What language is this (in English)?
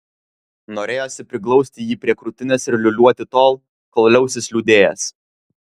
Lithuanian